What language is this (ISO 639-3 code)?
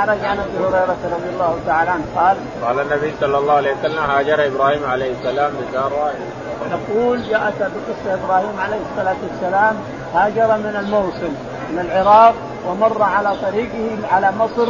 ara